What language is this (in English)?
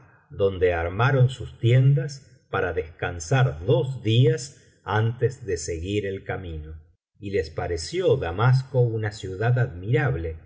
Spanish